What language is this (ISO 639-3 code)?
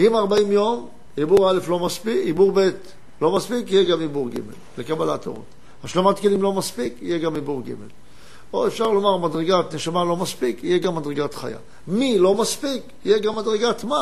heb